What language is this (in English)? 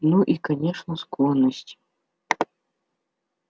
Russian